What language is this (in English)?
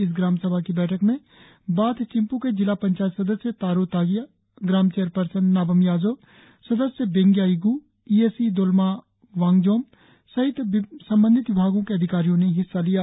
Hindi